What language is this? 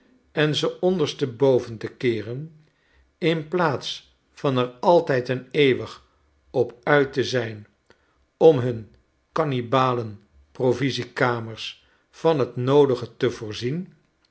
Dutch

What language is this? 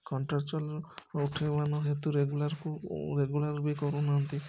Odia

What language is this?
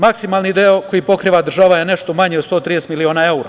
Serbian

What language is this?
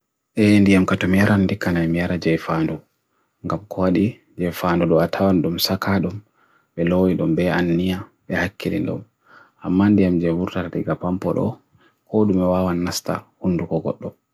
Bagirmi Fulfulde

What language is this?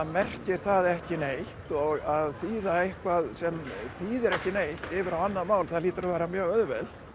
Icelandic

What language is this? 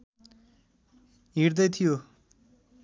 Nepali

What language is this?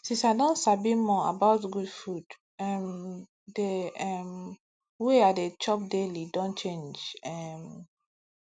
Nigerian Pidgin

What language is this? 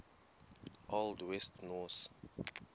Xhosa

